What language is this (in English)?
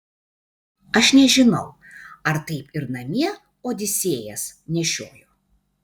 Lithuanian